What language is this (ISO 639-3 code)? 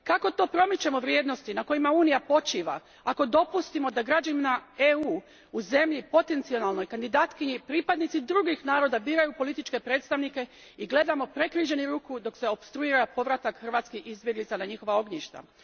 hrv